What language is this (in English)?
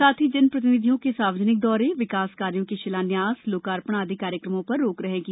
Hindi